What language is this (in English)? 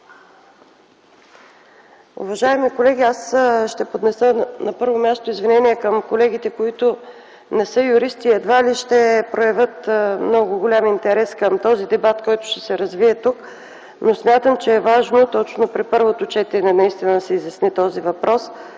Bulgarian